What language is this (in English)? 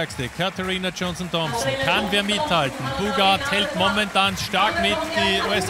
German